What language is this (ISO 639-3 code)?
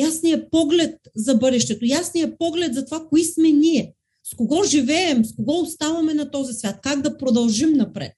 bul